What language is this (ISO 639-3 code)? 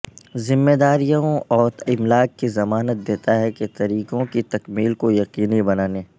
urd